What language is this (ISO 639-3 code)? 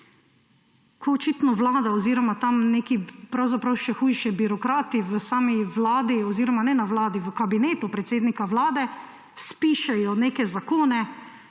slv